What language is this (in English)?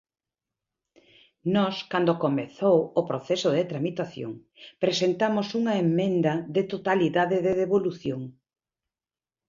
Galician